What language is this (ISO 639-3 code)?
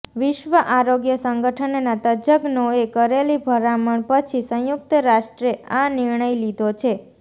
guj